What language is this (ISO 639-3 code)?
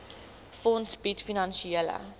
afr